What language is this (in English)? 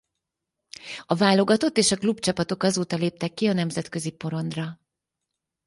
Hungarian